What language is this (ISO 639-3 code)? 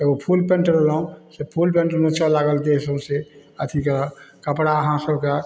mai